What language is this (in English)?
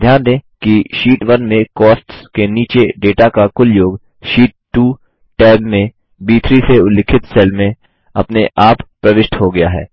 Hindi